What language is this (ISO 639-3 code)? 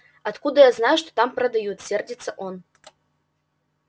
rus